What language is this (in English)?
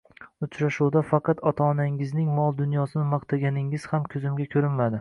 Uzbek